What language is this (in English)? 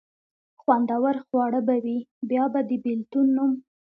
Pashto